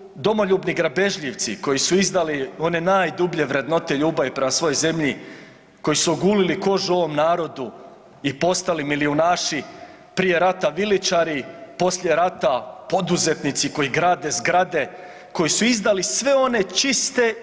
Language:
Croatian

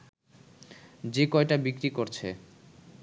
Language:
Bangla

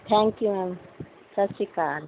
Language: Punjabi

